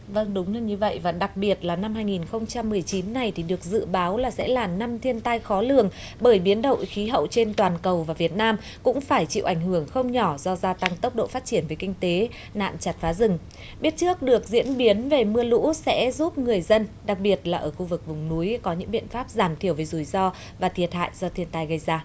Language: Vietnamese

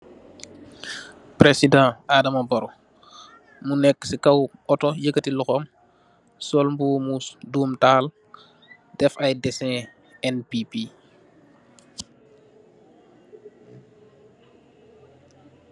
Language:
Wolof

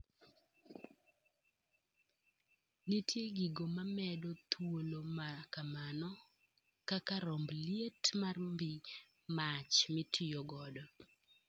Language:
Luo (Kenya and Tanzania)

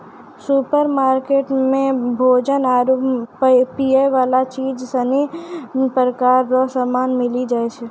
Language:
Maithili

